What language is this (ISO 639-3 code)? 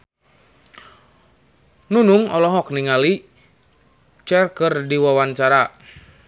sun